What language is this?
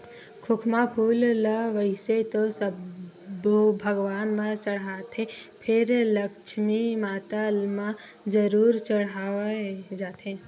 Chhattisgarhi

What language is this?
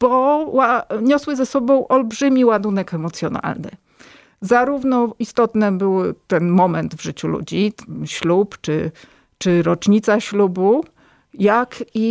Polish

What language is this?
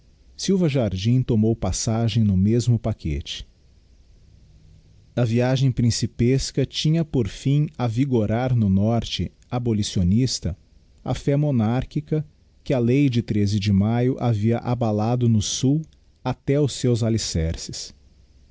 Portuguese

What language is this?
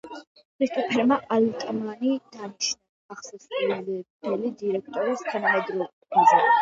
Georgian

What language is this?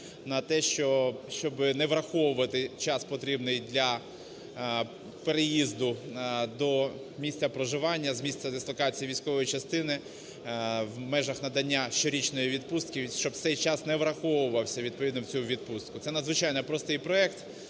Ukrainian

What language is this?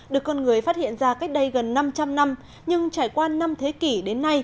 Vietnamese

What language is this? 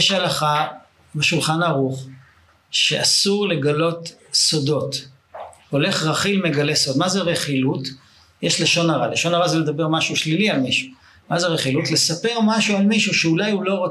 Hebrew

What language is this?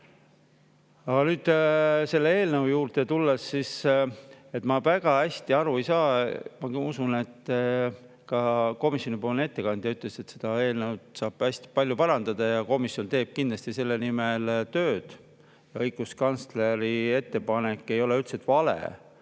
Estonian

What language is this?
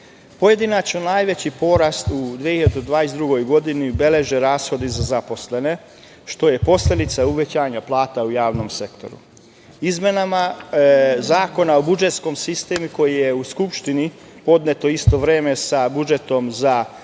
Serbian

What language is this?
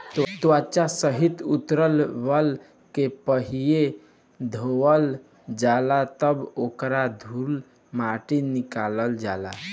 Bhojpuri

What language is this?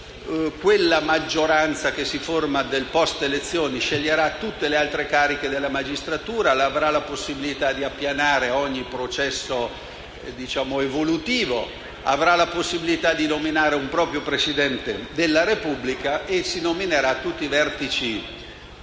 Italian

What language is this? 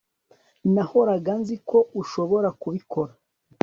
Kinyarwanda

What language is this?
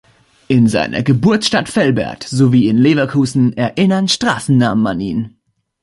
German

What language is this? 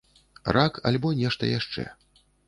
Belarusian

